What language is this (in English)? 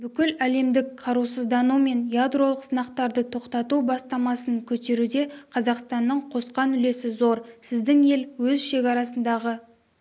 Kazakh